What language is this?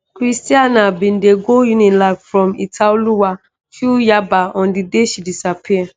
Nigerian Pidgin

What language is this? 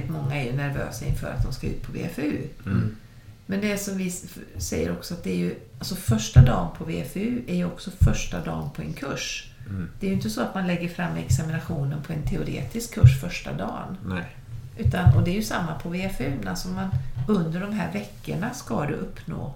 Swedish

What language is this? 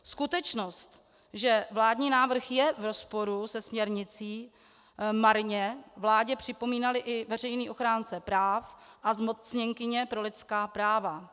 Czech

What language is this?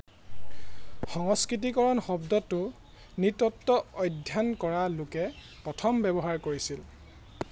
Assamese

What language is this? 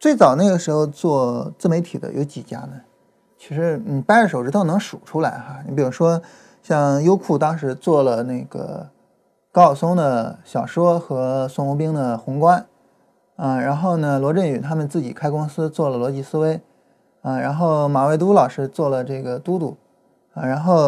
Chinese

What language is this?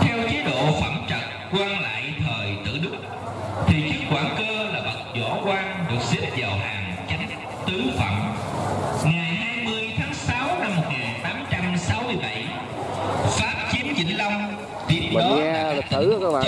Vietnamese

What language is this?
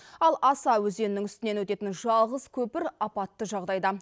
Kazakh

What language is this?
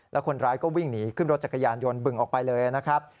Thai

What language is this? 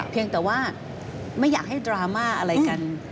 Thai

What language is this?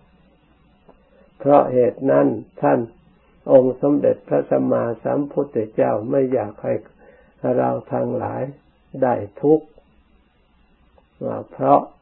Thai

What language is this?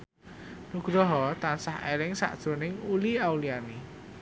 Javanese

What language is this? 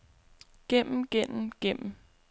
Danish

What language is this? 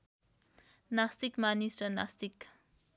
Nepali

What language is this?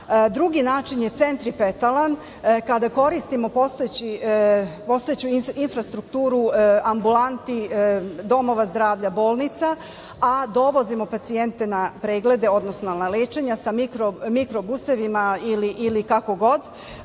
Serbian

